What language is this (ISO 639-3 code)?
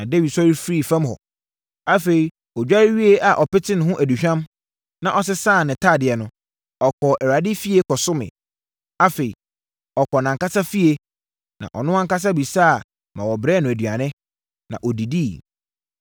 aka